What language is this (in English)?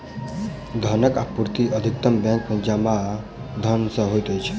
Maithili